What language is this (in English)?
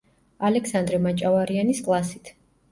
Georgian